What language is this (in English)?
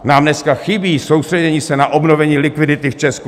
Czech